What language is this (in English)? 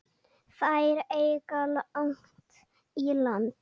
Icelandic